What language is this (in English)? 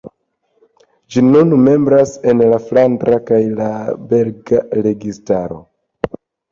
Esperanto